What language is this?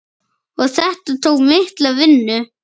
Icelandic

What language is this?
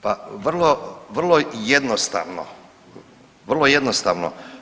Croatian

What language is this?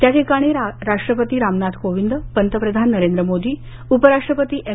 Marathi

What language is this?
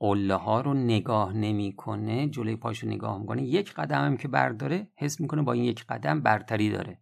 Persian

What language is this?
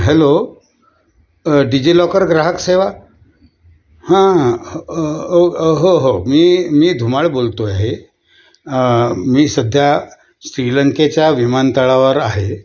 Marathi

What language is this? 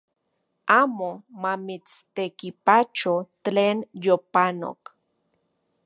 Central Puebla Nahuatl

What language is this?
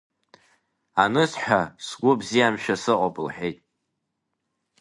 Abkhazian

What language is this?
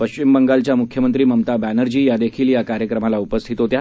Marathi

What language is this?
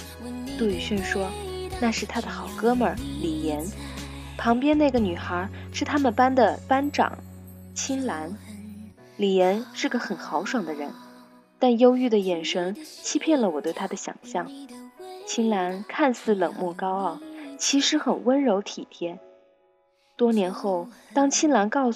Chinese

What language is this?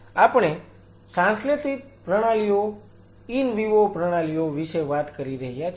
Gujarati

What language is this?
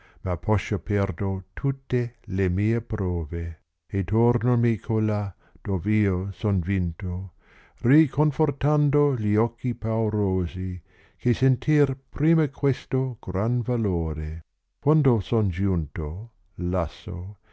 Italian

